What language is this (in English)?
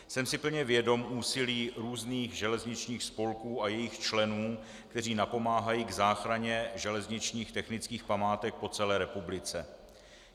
Czech